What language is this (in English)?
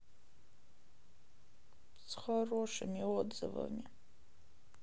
Russian